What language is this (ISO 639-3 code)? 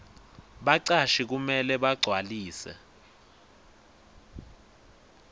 ssw